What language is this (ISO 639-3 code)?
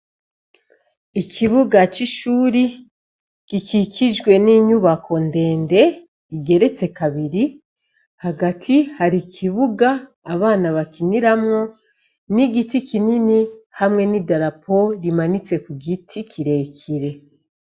run